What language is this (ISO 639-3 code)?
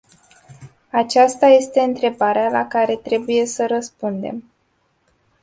ron